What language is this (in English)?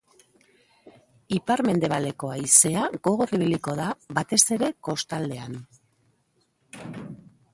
Basque